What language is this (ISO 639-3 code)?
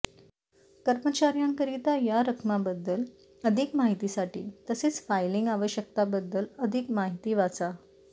mar